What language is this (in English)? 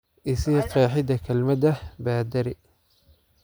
Somali